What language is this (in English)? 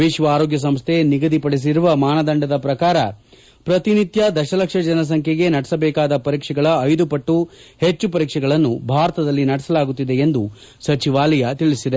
Kannada